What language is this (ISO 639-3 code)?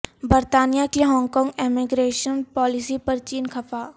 urd